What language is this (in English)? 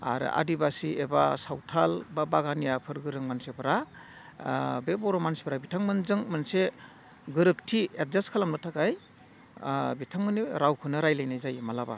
Bodo